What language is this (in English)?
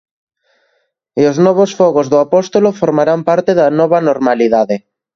Galician